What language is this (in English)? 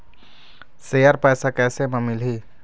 Chhattisgarhi